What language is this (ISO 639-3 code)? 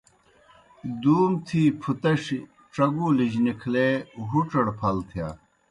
plk